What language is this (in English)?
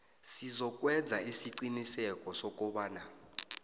South Ndebele